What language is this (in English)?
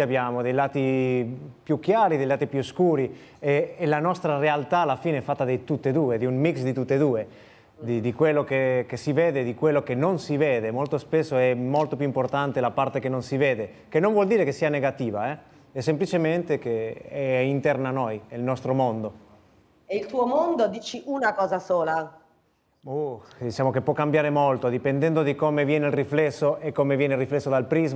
Italian